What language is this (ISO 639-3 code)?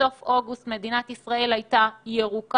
heb